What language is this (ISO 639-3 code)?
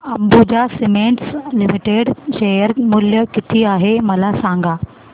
mar